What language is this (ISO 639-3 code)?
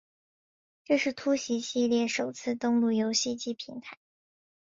zho